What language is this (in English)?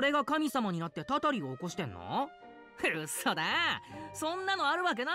Japanese